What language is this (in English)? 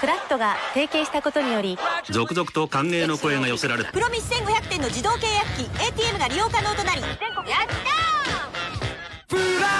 Japanese